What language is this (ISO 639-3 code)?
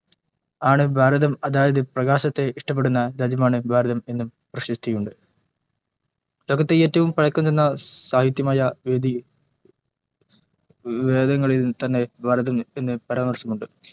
mal